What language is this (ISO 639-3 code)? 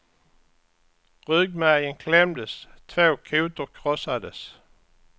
swe